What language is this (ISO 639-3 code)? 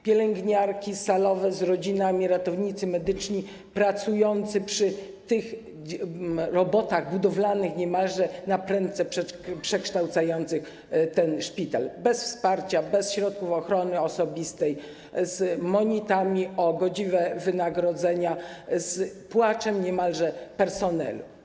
pol